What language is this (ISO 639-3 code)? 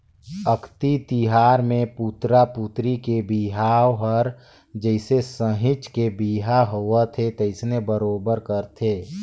hne